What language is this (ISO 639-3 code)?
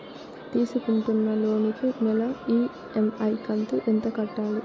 tel